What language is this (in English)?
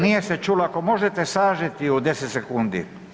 Croatian